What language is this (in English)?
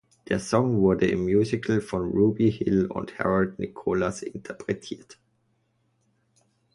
German